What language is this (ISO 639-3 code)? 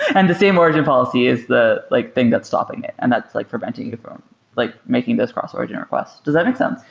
eng